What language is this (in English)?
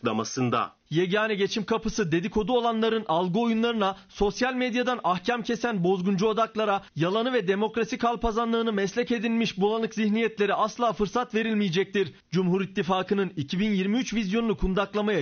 Turkish